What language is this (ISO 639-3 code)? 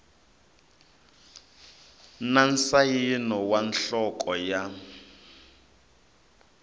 tso